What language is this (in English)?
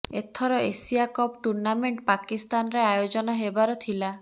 Odia